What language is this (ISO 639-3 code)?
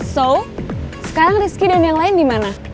ind